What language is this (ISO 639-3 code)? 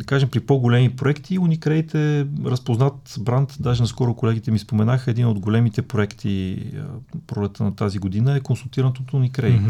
bul